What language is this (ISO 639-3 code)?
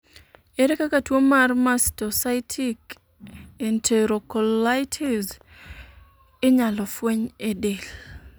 luo